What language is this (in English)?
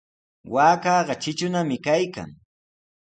Sihuas Ancash Quechua